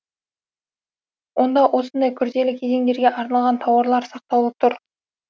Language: Kazakh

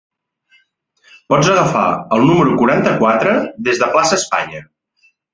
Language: Catalan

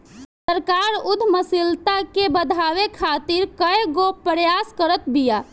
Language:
Bhojpuri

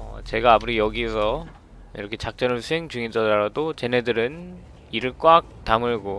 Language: Korean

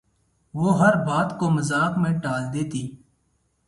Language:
Urdu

